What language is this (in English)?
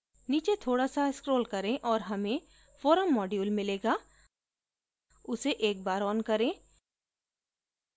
Hindi